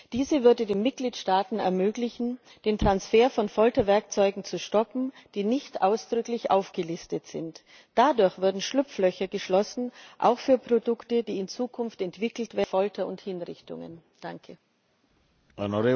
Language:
German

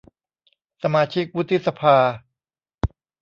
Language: Thai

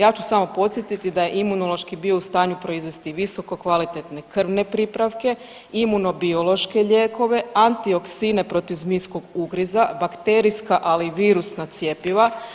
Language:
Croatian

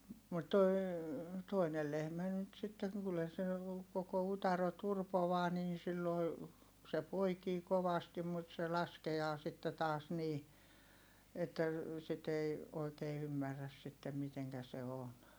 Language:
Finnish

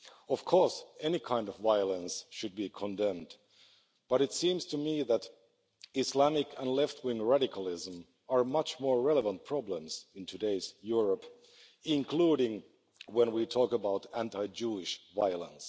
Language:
English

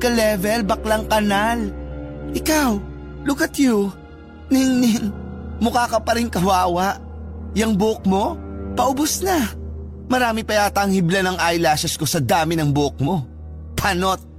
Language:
Filipino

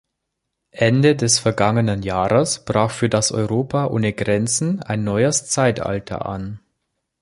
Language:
German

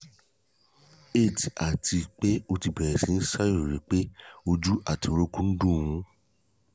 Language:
Yoruba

